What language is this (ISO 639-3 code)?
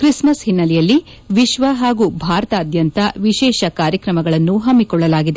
kan